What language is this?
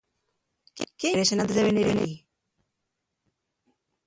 Asturian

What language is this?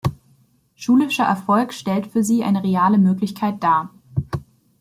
German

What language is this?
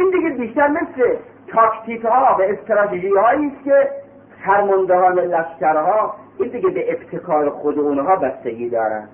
Persian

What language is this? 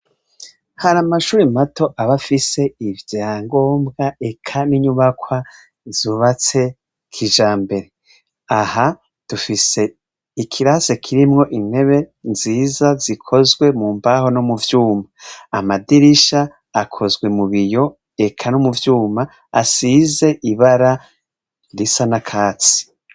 Rundi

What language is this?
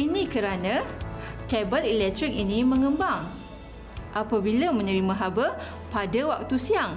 Malay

